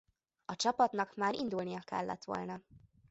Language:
Hungarian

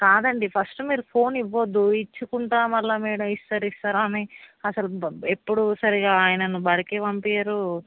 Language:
Telugu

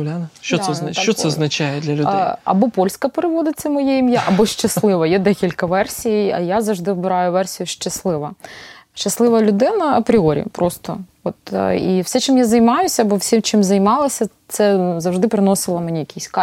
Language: Ukrainian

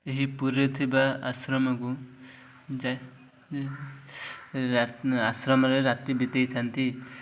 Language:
Odia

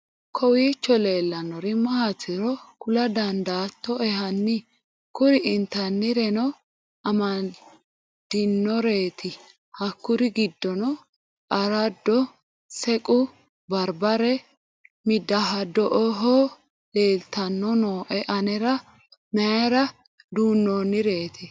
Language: Sidamo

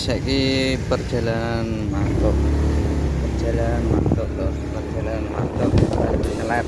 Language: Indonesian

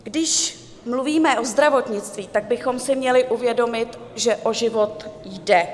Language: Czech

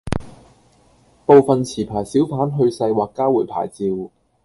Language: Cantonese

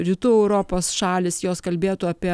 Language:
Lithuanian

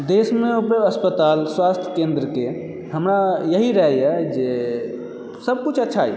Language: Maithili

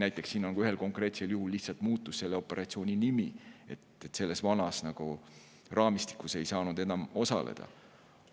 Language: Estonian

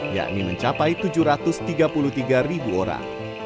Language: Indonesian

